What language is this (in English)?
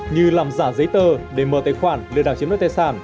Vietnamese